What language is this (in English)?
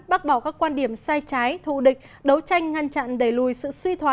Vietnamese